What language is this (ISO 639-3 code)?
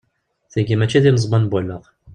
kab